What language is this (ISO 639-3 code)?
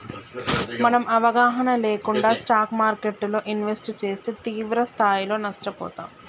tel